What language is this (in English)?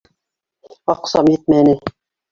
Bashkir